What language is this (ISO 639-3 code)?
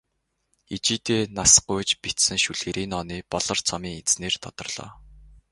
mon